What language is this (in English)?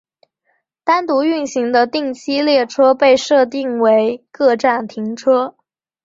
Chinese